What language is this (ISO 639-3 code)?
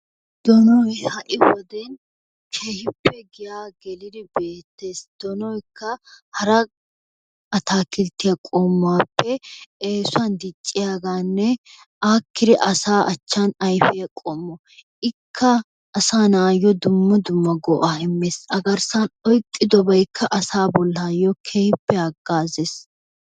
wal